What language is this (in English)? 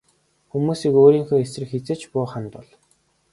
Mongolian